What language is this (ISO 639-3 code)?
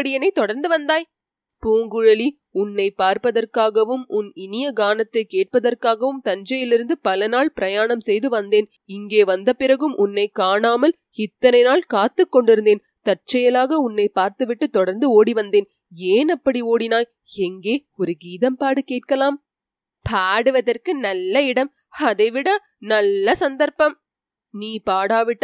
tam